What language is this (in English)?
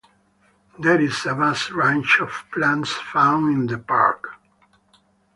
English